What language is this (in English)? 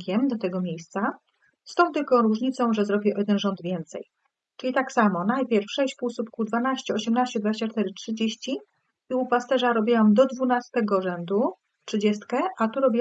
Polish